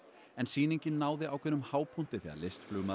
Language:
Icelandic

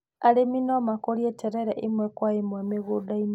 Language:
Kikuyu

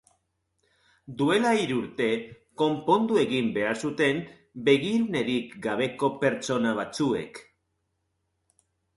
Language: Basque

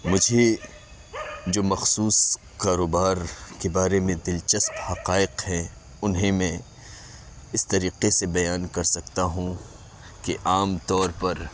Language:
Urdu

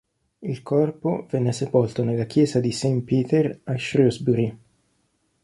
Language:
Italian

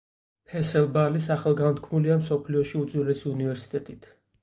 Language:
Georgian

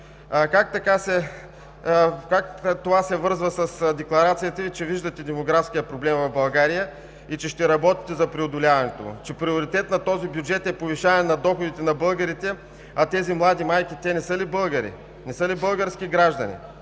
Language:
Bulgarian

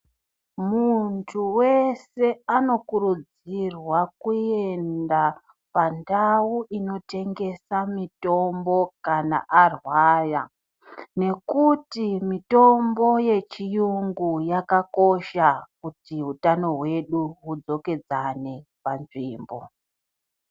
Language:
Ndau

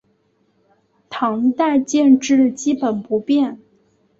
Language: Chinese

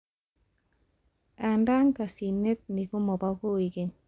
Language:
Kalenjin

